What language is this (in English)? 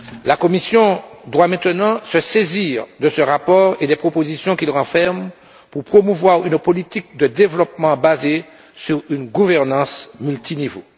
French